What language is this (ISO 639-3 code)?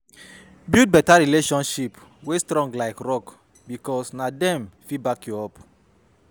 pcm